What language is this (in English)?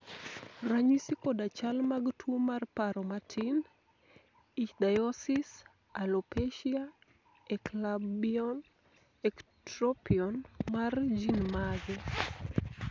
Luo (Kenya and Tanzania)